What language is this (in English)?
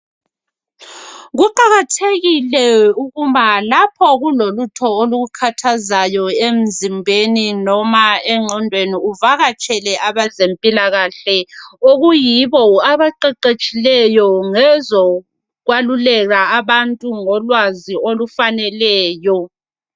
North Ndebele